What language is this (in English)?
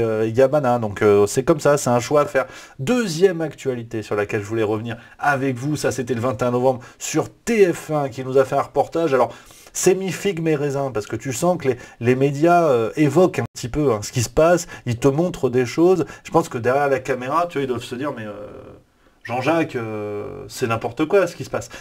French